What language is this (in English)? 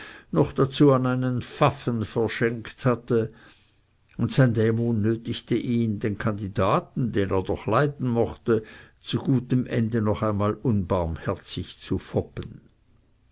German